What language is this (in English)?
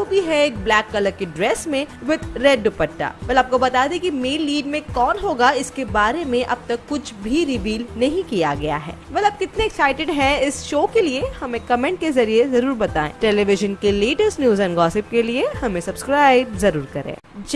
Hindi